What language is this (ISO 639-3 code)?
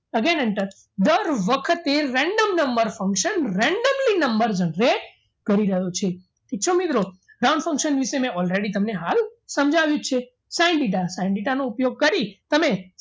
guj